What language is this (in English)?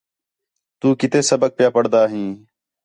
Khetrani